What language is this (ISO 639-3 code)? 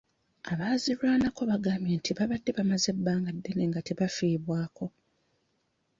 lug